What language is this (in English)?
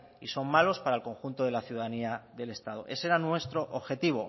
Spanish